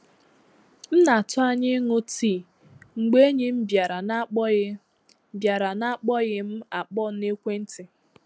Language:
Igbo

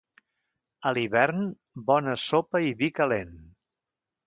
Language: Catalan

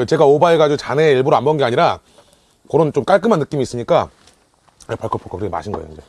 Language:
Korean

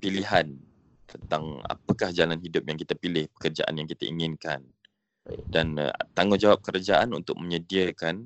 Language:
Malay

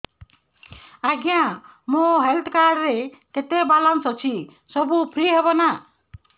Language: Odia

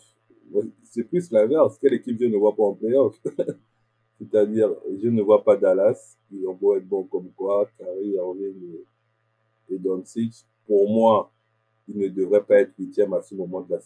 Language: French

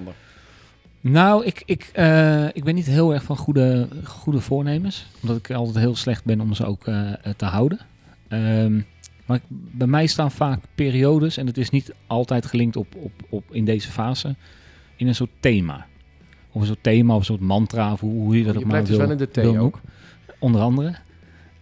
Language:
Dutch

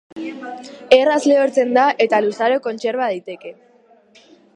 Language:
Basque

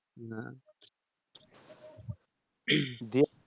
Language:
Bangla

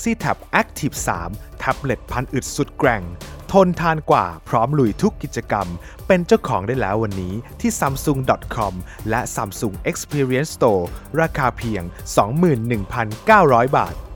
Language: Thai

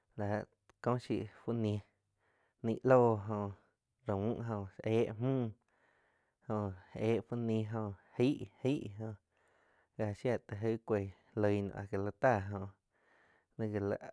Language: Quiotepec Chinantec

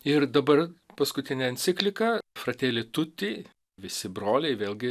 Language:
Lithuanian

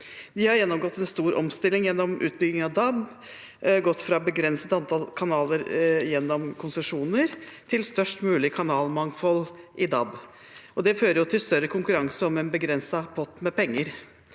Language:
Norwegian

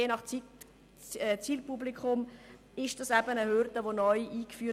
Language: Swiss German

